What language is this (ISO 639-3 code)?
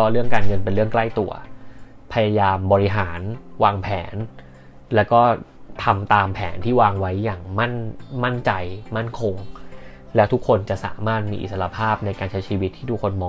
tha